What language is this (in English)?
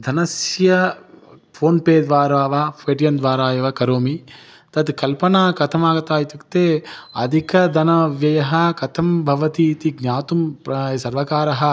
Sanskrit